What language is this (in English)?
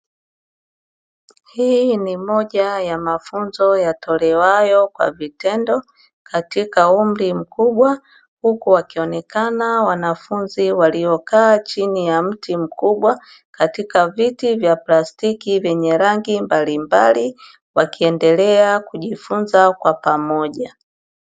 Swahili